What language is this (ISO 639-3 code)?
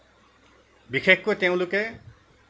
asm